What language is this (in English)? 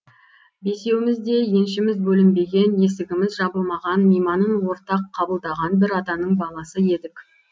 Kazakh